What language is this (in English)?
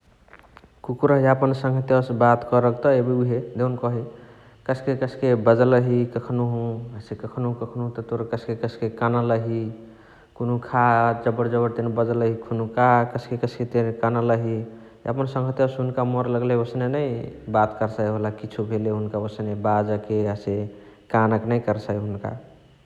Chitwania Tharu